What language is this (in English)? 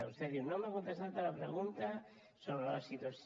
Catalan